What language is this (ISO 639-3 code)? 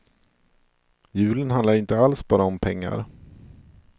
swe